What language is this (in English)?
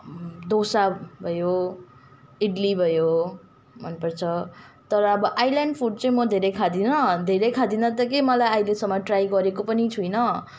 Nepali